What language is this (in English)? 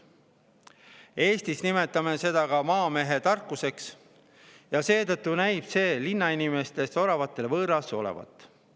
Estonian